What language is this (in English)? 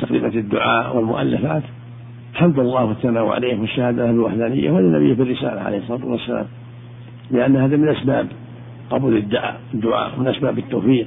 Arabic